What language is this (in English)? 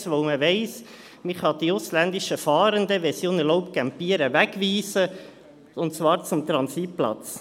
Swiss German